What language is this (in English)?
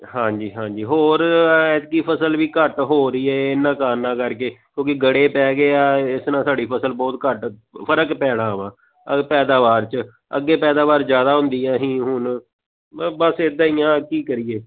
Punjabi